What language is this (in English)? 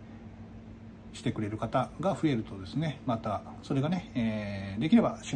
Japanese